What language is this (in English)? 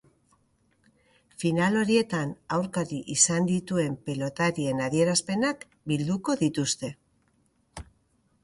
Basque